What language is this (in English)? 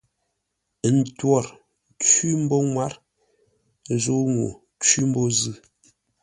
Ngombale